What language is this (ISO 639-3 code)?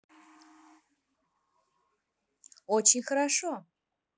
rus